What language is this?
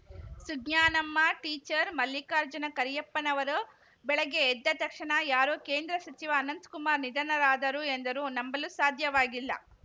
Kannada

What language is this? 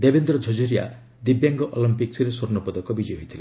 Odia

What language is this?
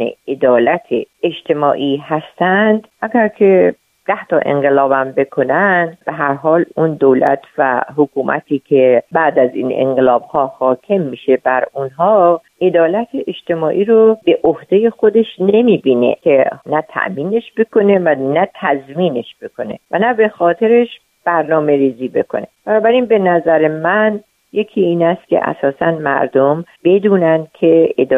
Persian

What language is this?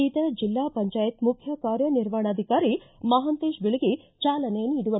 Kannada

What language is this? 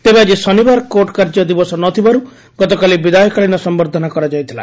Odia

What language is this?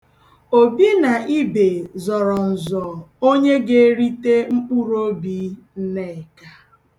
Igbo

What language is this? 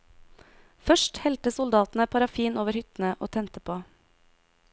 Norwegian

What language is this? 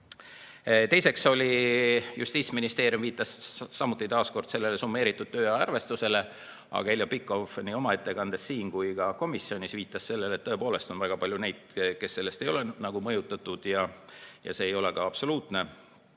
Estonian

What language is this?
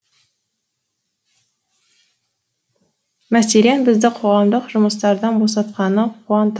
Kazakh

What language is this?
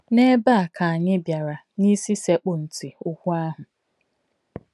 Igbo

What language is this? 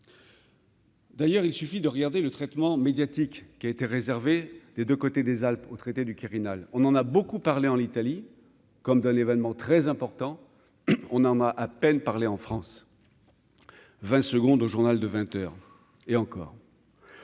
French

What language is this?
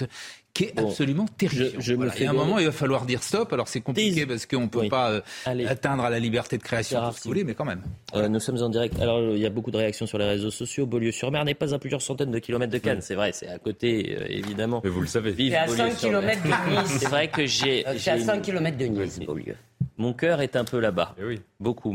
French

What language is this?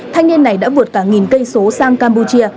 Vietnamese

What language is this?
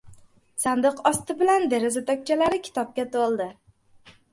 Uzbek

